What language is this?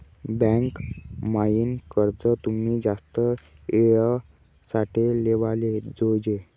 Marathi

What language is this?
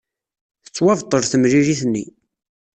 Kabyle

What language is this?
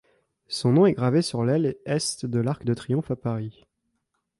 French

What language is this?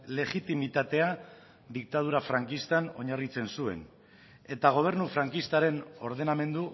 Basque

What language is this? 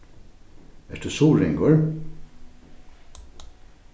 Faroese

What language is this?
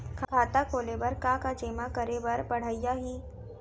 Chhattisgarhi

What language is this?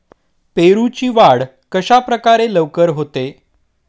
Marathi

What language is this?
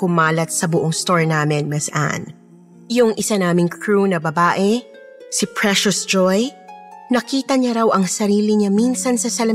Filipino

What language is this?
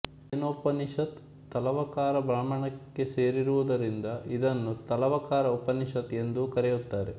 Kannada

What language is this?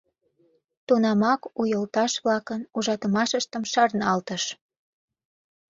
Mari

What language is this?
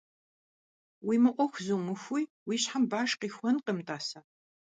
Kabardian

